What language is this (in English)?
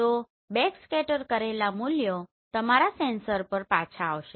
Gujarati